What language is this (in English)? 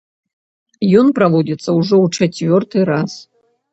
Belarusian